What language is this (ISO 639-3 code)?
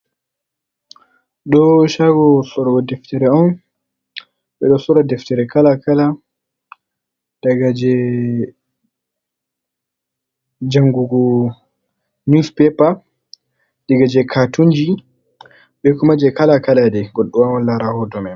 ful